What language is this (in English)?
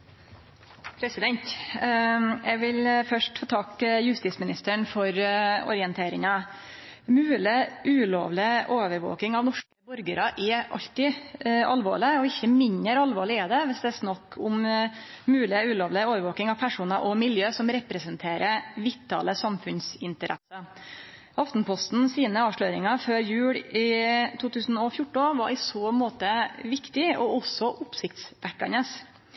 Norwegian Nynorsk